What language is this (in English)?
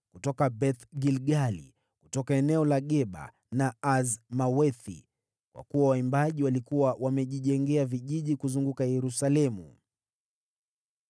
Swahili